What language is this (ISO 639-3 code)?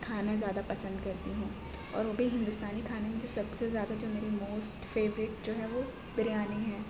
urd